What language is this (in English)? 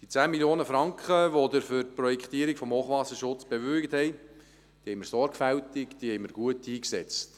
Swiss German